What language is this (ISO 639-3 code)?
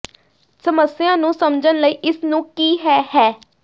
pan